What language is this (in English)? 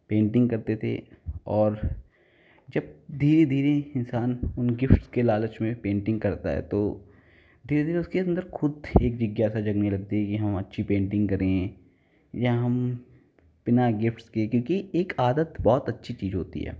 Hindi